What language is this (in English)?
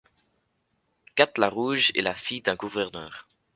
French